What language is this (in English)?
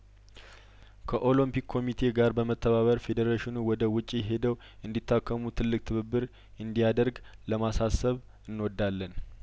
Amharic